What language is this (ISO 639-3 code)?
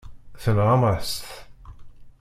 kab